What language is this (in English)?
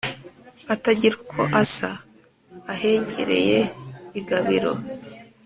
Kinyarwanda